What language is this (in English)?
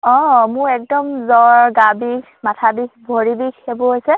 Assamese